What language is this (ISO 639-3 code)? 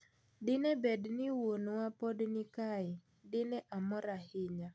luo